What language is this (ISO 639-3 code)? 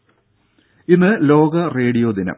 mal